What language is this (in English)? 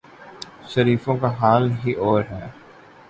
Urdu